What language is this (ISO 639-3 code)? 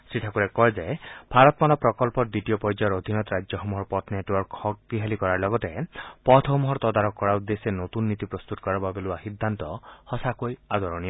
asm